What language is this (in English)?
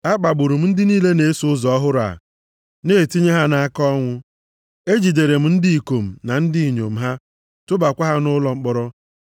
Igbo